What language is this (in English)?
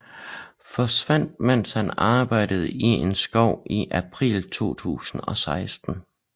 Danish